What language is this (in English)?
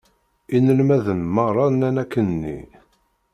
Kabyle